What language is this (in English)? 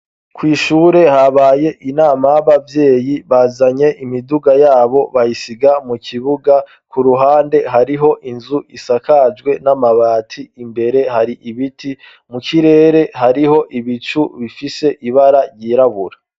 Rundi